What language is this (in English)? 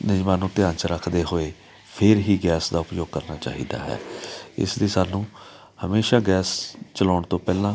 Punjabi